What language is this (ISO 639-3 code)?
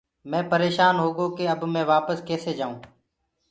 ggg